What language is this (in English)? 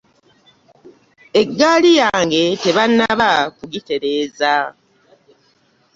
Ganda